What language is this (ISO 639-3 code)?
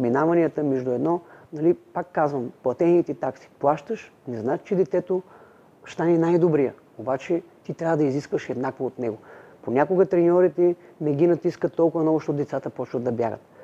bul